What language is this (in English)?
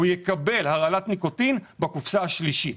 Hebrew